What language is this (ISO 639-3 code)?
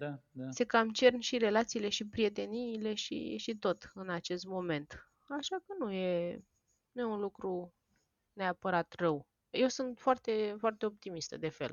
ron